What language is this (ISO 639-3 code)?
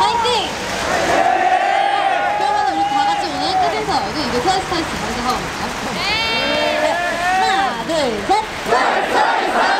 kor